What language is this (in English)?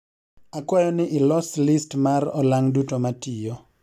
Luo (Kenya and Tanzania)